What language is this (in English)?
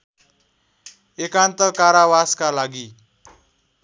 Nepali